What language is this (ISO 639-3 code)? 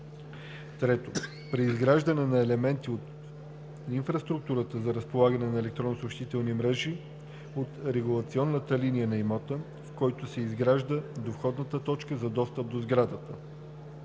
bul